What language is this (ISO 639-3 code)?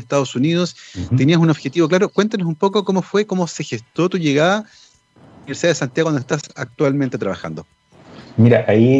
spa